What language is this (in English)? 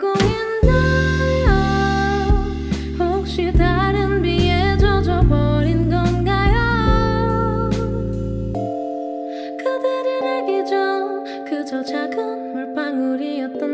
Korean